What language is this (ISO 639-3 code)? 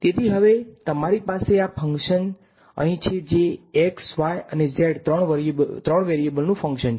guj